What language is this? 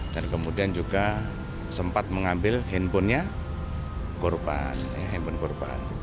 Indonesian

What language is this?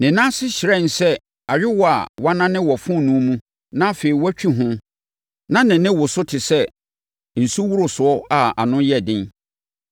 Akan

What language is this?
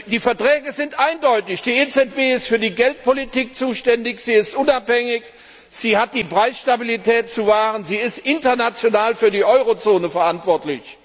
German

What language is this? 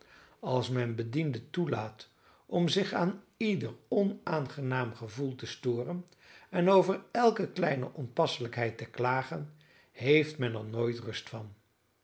Dutch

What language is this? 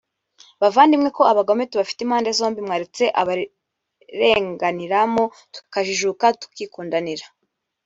Kinyarwanda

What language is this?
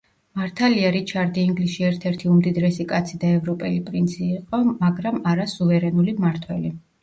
Georgian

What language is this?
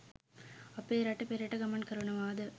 Sinhala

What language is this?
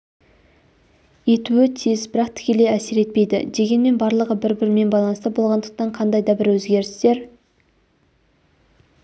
Kazakh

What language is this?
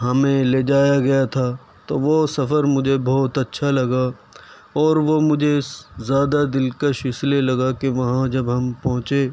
Urdu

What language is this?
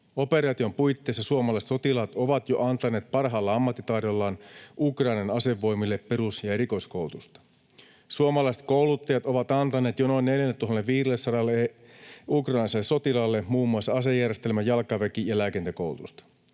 Finnish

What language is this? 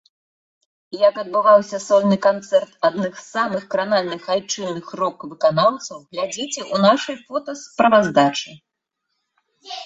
Belarusian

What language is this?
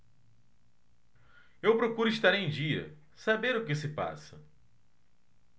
Portuguese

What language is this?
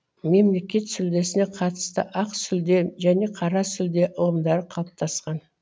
Kazakh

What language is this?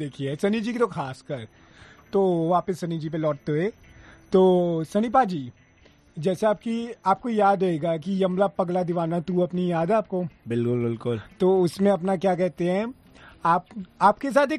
Hindi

